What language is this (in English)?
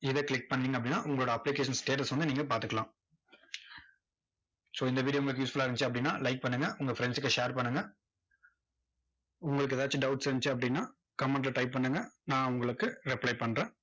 Tamil